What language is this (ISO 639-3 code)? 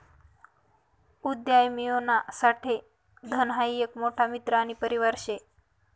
mar